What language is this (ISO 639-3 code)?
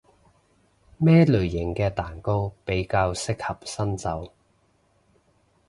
yue